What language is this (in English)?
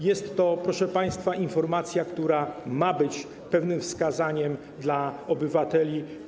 Polish